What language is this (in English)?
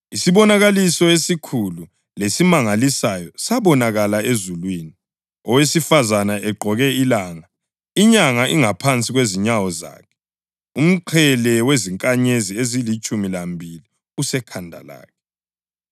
North Ndebele